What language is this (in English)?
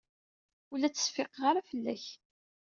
Kabyle